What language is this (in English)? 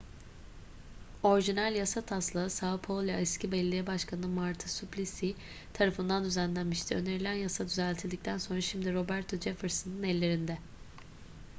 Turkish